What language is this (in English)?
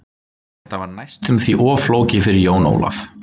Icelandic